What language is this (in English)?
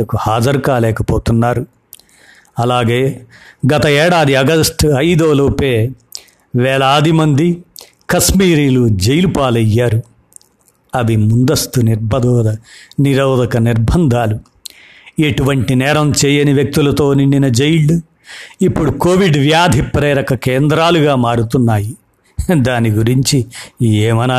Telugu